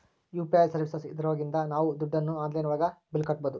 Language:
Kannada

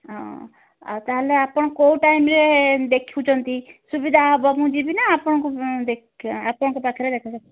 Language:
Odia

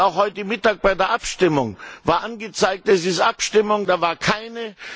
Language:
German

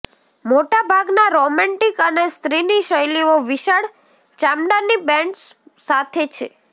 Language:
Gujarati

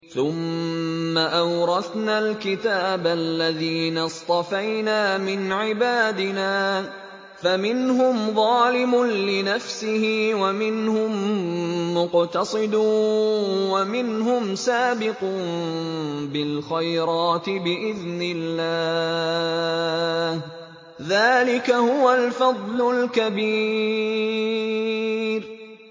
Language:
Arabic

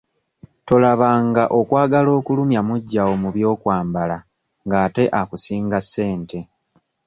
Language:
Ganda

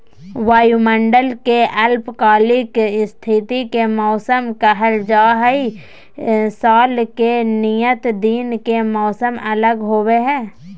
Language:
Magahi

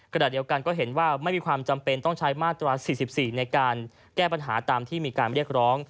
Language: Thai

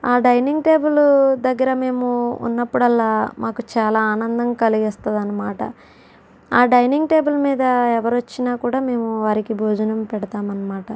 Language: Telugu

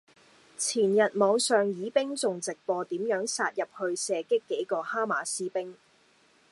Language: Cantonese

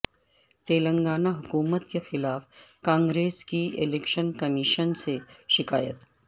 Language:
Urdu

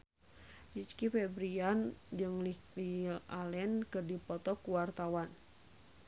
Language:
Sundanese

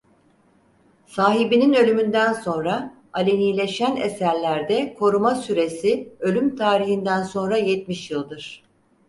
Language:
Turkish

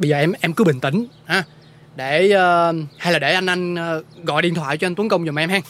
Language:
Vietnamese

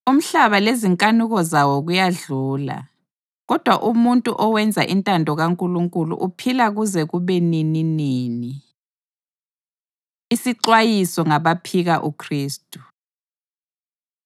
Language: North Ndebele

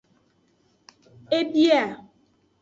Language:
Aja (Benin)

